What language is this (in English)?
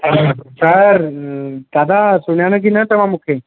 Sindhi